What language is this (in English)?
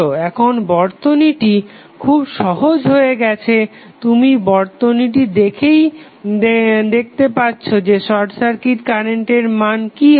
Bangla